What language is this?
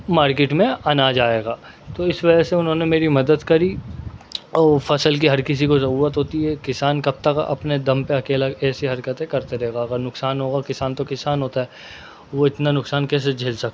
Urdu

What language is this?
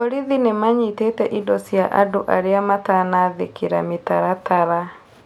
Kikuyu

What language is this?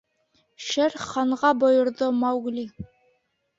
Bashkir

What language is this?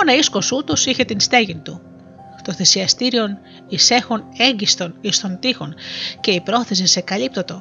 Greek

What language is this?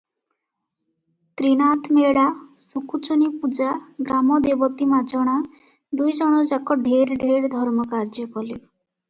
Odia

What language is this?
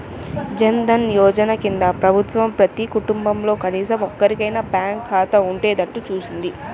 Telugu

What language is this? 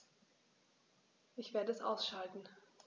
German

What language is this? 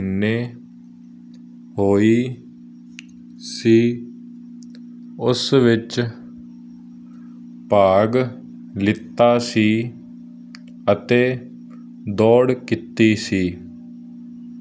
Punjabi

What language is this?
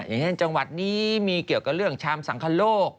Thai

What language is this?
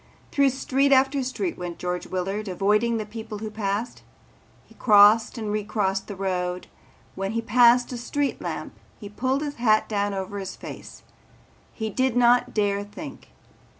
English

